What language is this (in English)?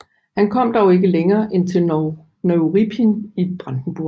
Danish